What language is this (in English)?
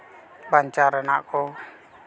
Santali